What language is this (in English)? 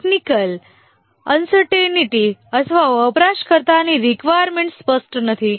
Gujarati